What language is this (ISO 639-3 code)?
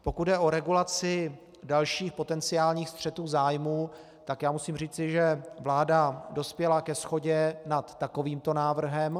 ces